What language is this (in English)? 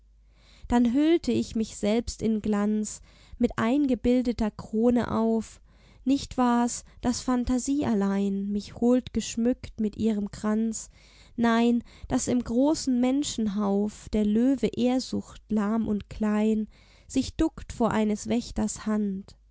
German